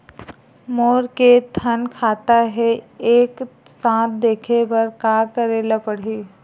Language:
Chhattisgarhi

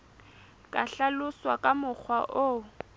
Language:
Southern Sotho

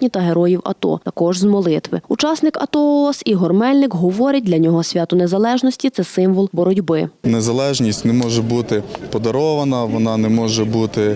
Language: Ukrainian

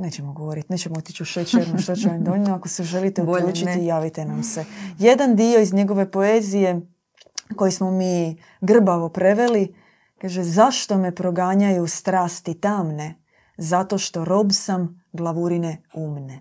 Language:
Croatian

